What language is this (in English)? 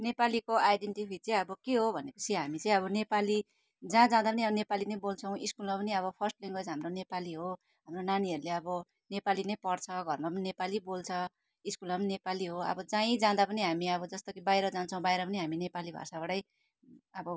Nepali